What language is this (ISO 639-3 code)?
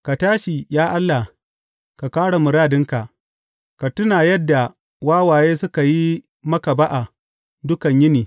hau